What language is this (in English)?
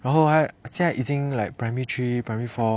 English